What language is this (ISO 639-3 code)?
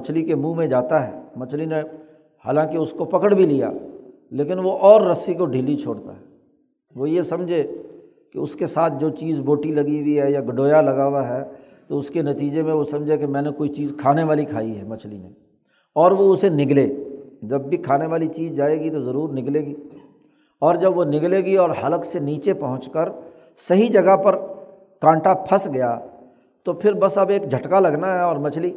urd